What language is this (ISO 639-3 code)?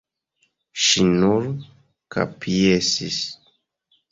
epo